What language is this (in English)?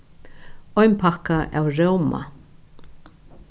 Faroese